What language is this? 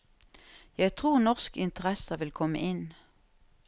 Norwegian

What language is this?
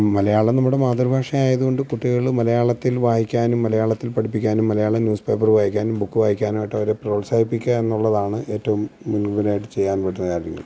Malayalam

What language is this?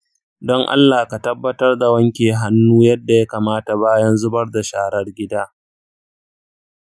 Hausa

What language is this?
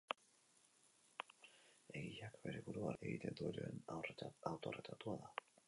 Basque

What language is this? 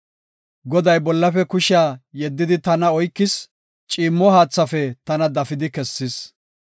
Gofa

